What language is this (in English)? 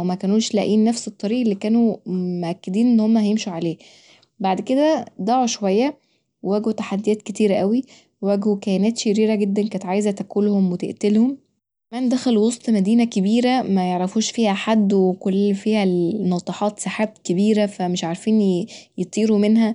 Egyptian Arabic